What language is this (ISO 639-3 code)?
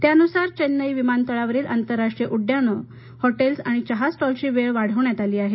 mar